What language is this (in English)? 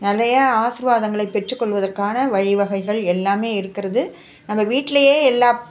Tamil